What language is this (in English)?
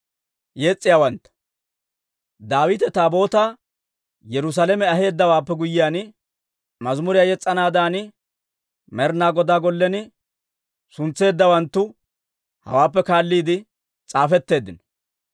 Dawro